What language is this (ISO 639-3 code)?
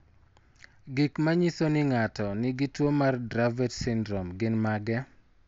luo